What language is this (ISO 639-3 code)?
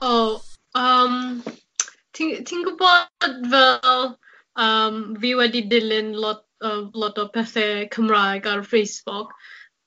cym